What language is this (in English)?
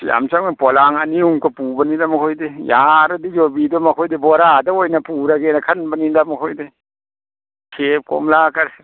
Manipuri